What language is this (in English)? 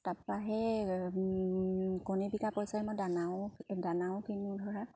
Assamese